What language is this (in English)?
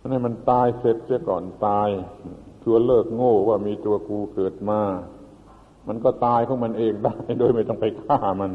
Thai